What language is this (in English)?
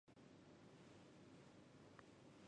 Chinese